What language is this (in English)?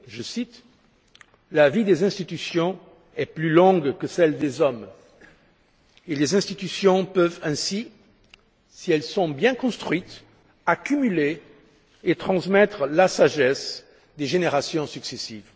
French